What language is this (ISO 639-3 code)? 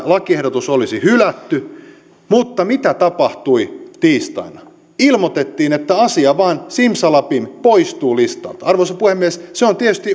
fin